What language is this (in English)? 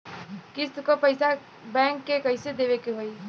Bhojpuri